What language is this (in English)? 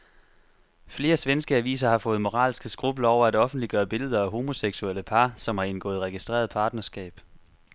Danish